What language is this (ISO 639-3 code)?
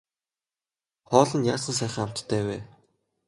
mon